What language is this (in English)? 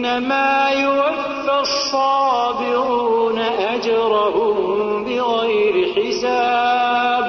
Urdu